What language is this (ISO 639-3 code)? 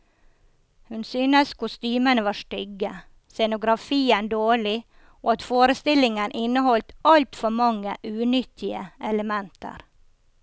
nor